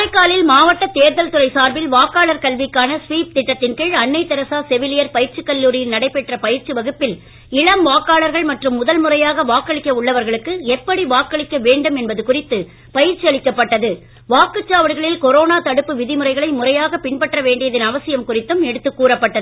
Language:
Tamil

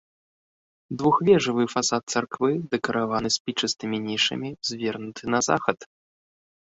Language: Belarusian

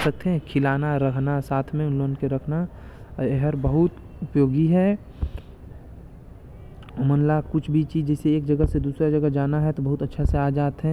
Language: Korwa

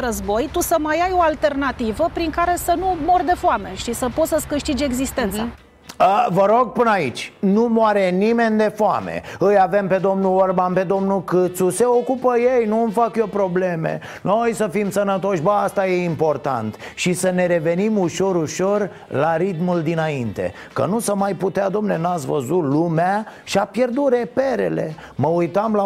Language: Romanian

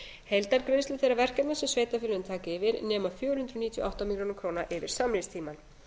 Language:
Icelandic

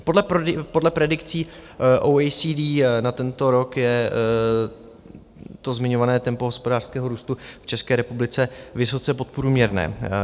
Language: Czech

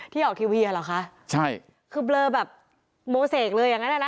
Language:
Thai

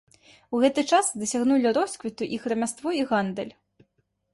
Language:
Belarusian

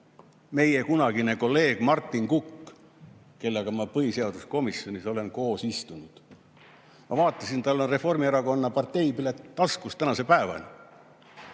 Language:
Estonian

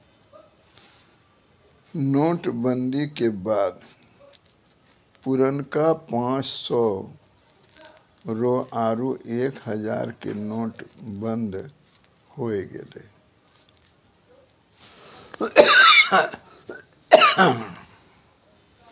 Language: Maithili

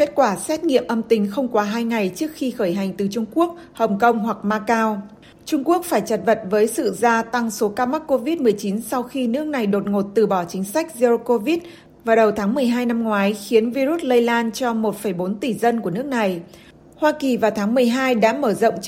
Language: Vietnamese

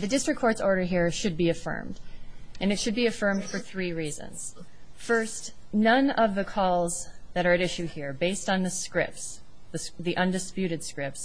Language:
English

